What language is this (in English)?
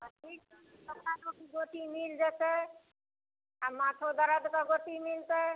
Maithili